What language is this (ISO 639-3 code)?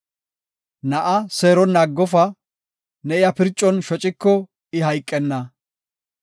gof